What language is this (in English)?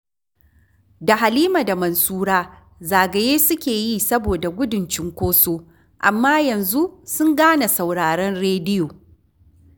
Hausa